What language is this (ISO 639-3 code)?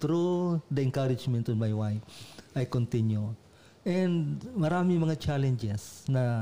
fil